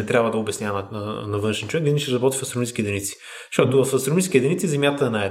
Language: Bulgarian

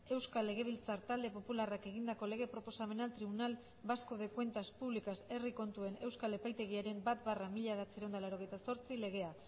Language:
Basque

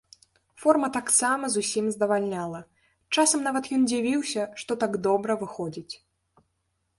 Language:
Belarusian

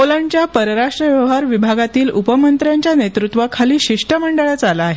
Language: Marathi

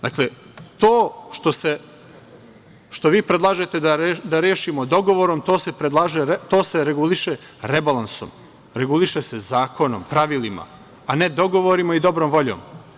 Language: Serbian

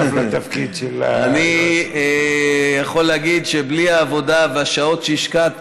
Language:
Hebrew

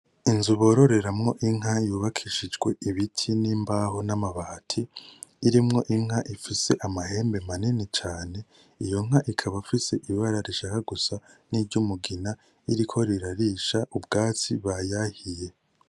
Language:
Rundi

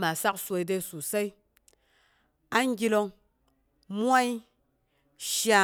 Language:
Boghom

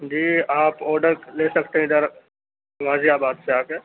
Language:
Urdu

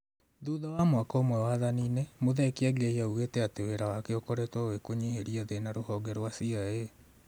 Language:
Kikuyu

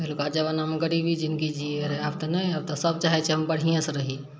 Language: Maithili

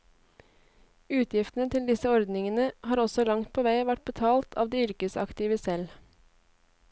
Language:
Norwegian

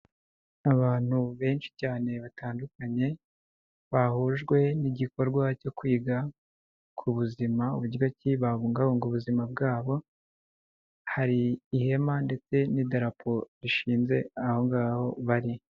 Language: Kinyarwanda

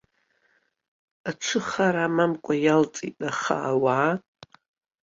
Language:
Abkhazian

